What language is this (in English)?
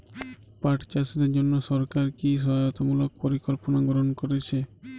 Bangla